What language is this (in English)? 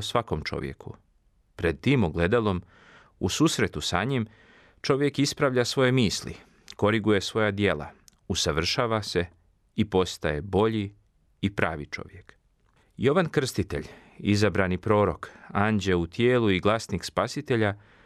Croatian